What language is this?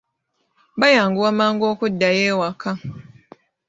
Ganda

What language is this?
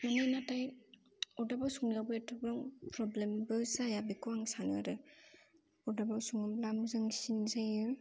Bodo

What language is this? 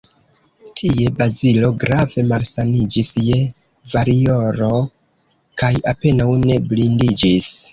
Esperanto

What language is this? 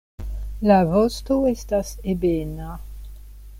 Esperanto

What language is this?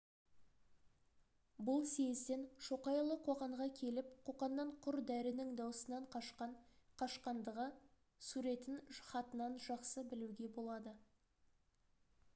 Kazakh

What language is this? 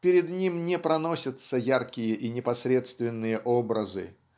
Russian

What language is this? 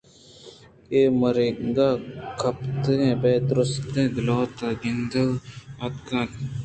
Eastern Balochi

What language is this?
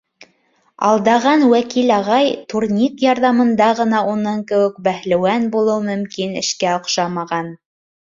Bashkir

